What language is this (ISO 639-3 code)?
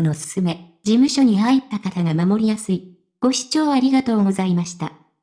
jpn